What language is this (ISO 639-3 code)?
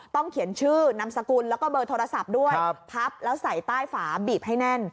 tha